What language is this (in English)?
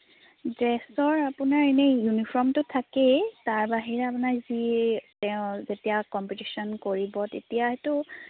Assamese